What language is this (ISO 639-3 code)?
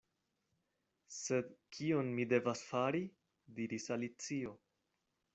epo